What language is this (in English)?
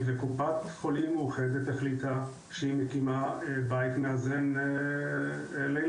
Hebrew